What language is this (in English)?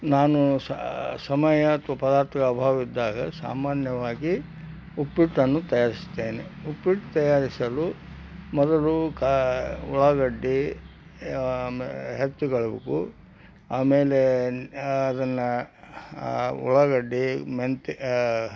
Kannada